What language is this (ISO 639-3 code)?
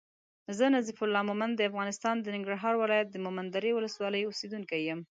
pus